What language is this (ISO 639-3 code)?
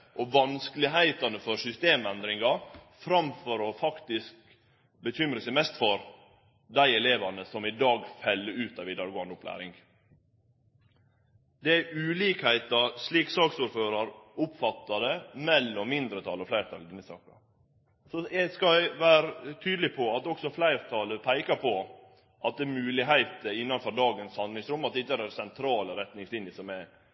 nno